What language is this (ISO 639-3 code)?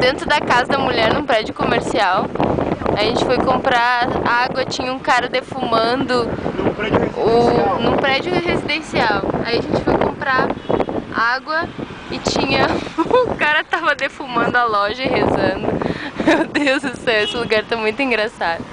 por